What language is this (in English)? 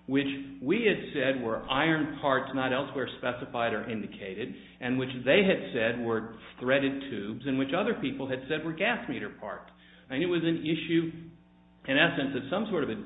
English